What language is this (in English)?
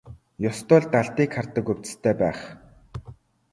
Mongolian